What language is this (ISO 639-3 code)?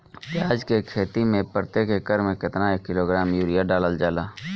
bho